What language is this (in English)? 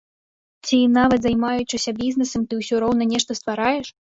Belarusian